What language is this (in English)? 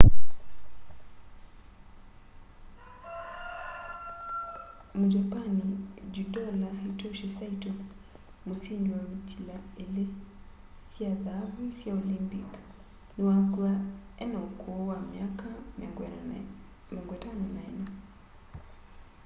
Kamba